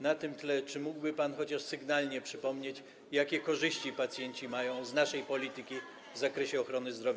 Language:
Polish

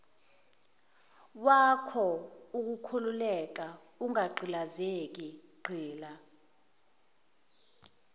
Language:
Zulu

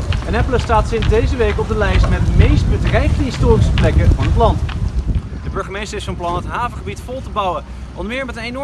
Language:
Dutch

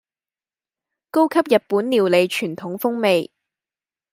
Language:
Cantonese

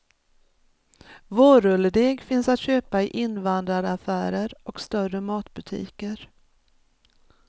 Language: Swedish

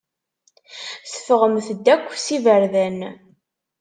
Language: Kabyle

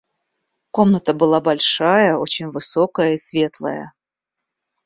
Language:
Russian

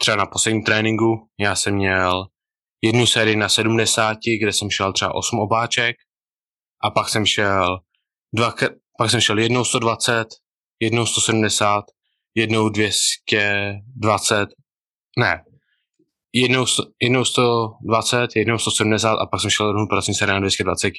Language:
Czech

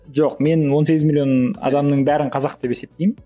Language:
Kazakh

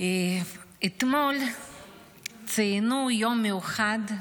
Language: Hebrew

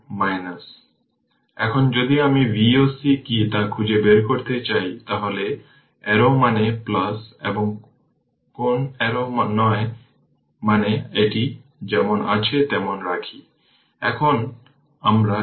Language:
Bangla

